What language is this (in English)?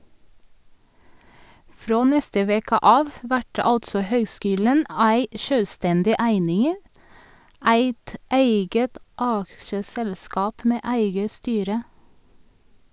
Norwegian